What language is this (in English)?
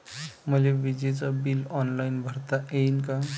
Marathi